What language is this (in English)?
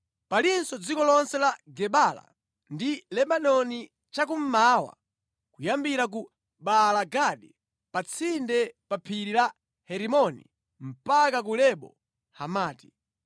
Nyanja